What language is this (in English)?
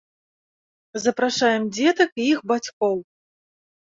Belarusian